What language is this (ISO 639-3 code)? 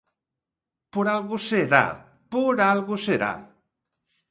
glg